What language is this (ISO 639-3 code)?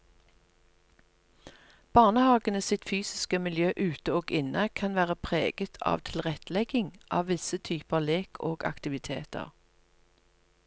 nor